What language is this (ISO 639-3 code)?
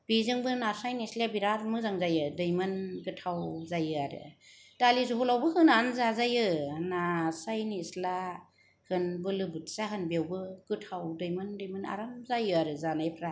brx